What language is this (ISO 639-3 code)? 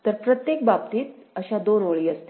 mar